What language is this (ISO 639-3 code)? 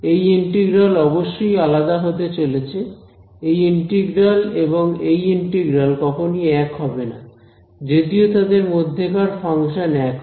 ben